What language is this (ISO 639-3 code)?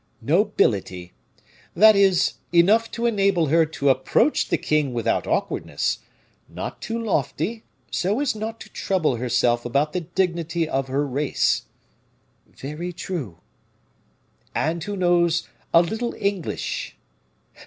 eng